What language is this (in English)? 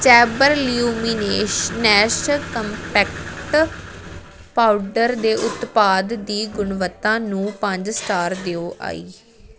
Punjabi